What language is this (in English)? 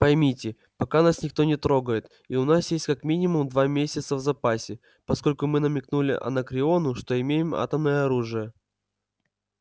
Russian